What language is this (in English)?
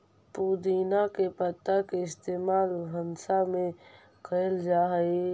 Magahi